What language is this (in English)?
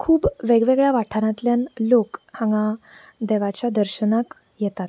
Konkani